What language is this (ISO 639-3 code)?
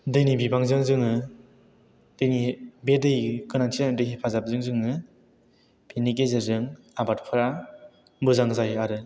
brx